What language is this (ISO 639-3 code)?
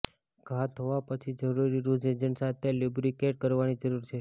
guj